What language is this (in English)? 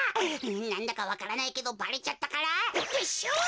Japanese